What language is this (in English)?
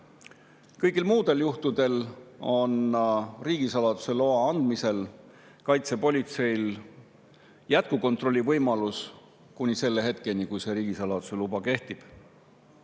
Estonian